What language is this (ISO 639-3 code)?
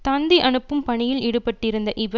tam